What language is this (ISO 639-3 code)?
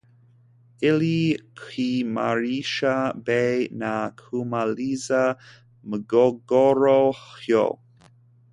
swa